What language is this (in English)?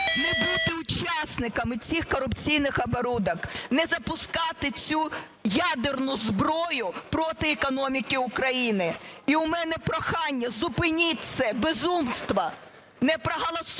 Ukrainian